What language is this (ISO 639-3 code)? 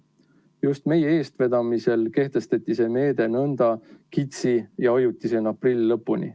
est